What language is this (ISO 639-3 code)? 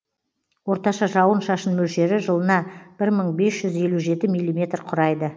kaz